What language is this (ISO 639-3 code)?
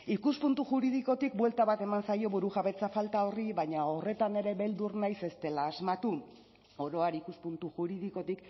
eus